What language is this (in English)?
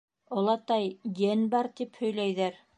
Bashkir